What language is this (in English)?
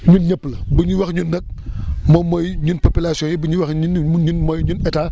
Wolof